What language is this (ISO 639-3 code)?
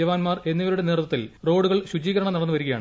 mal